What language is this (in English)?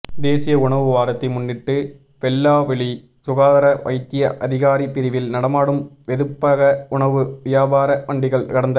Tamil